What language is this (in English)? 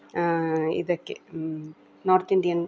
Kannada